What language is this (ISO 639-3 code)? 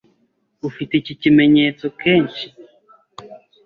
kin